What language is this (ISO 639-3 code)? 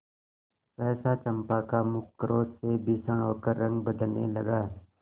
hin